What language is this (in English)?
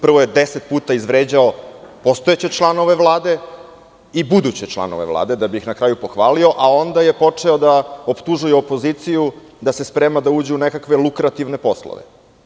Serbian